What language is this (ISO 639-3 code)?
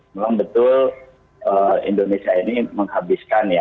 ind